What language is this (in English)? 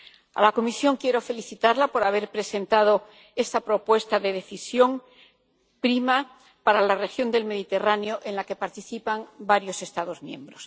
Spanish